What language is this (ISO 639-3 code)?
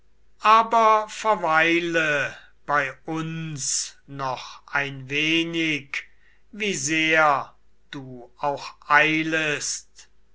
deu